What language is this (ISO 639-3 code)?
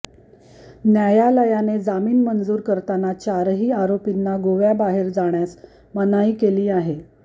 mar